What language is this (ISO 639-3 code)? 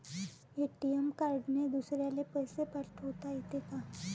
mar